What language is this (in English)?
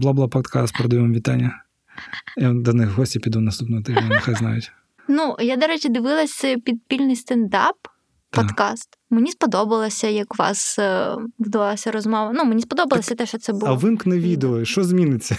Ukrainian